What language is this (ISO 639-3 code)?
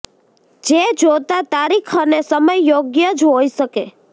guj